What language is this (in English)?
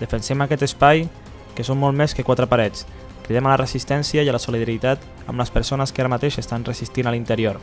Spanish